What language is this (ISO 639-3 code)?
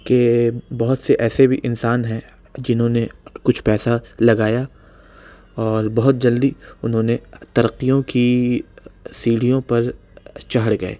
urd